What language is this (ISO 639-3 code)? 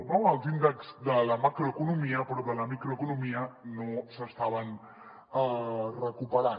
cat